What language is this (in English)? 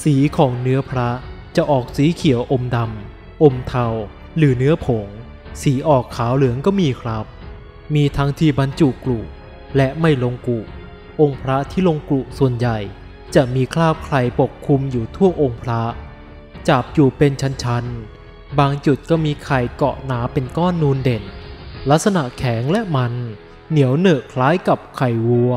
Thai